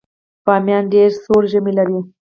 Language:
Pashto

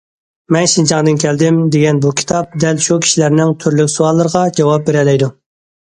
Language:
Uyghur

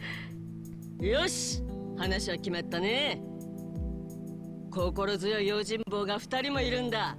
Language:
Japanese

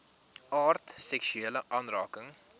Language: Afrikaans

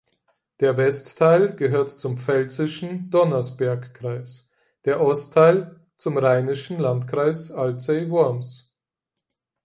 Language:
German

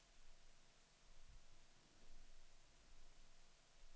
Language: Danish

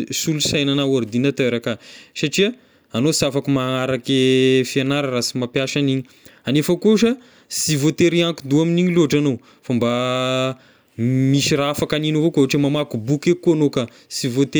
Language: Tesaka Malagasy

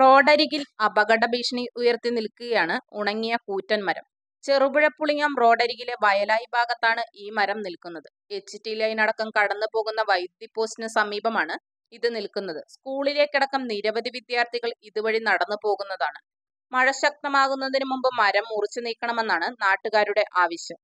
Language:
Malayalam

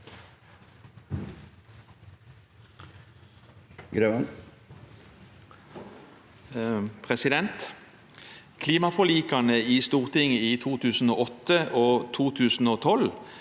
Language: Norwegian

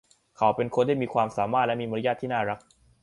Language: Thai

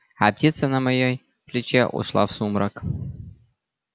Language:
Russian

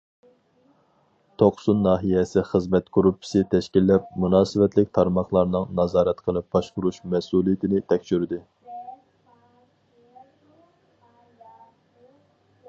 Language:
Uyghur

